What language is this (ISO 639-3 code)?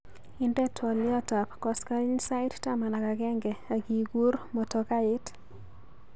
kln